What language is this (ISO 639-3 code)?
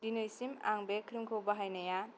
brx